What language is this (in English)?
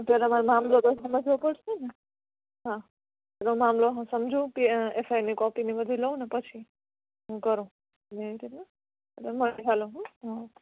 Gujarati